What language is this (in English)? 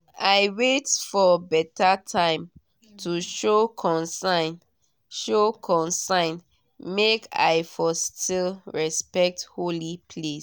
Nigerian Pidgin